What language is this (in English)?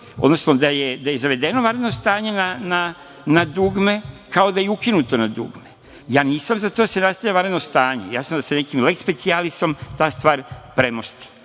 Serbian